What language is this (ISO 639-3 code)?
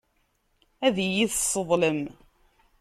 kab